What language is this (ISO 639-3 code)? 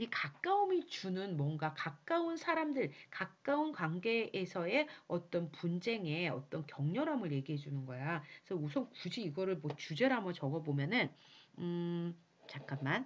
kor